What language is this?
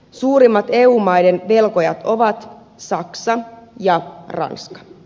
Finnish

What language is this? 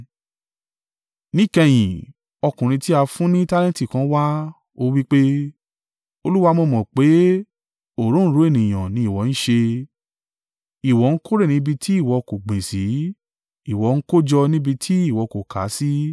Yoruba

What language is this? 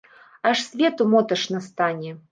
Belarusian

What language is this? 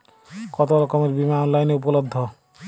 Bangla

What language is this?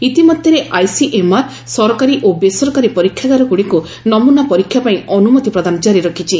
Odia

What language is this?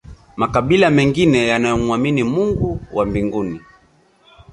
Swahili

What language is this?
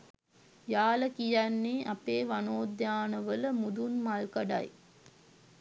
Sinhala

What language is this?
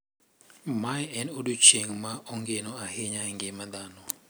Luo (Kenya and Tanzania)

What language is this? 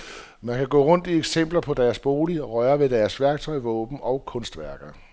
Danish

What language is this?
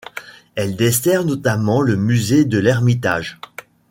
French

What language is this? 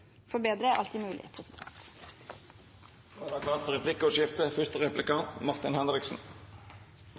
Norwegian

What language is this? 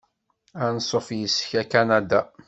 Kabyle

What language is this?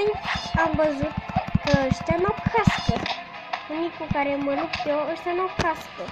Romanian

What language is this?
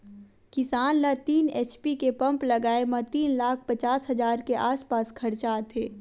Chhattisgarhi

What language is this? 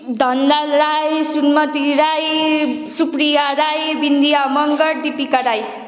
Nepali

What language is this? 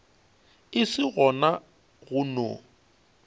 Northern Sotho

